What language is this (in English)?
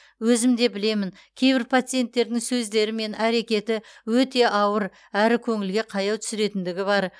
Kazakh